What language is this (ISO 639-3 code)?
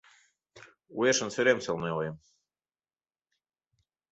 chm